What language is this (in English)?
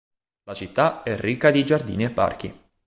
Italian